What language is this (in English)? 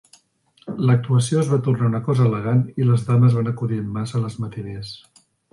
Catalan